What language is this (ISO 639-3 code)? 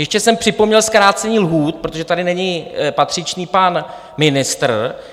ces